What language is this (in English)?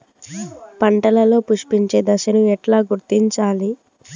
Telugu